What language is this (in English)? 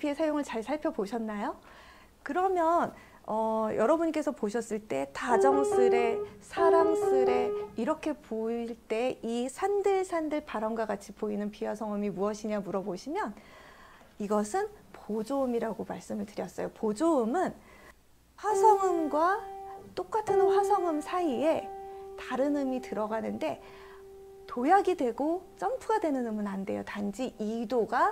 Korean